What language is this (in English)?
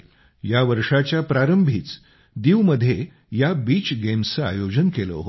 Marathi